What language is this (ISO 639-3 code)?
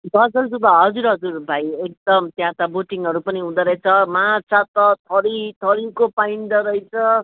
nep